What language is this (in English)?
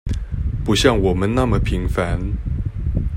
Chinese